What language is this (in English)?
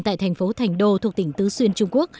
Vietnamese